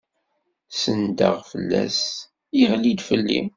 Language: Kabyle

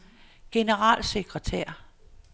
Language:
Danish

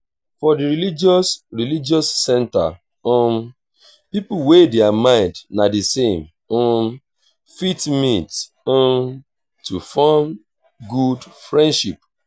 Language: Nigerian Pidgin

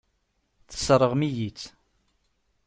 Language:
Kabyle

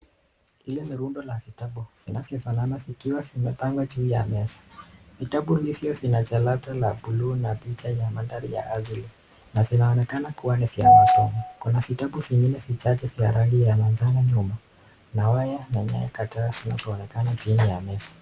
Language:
Swahili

